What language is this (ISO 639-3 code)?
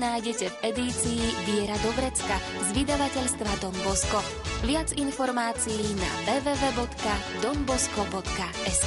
slk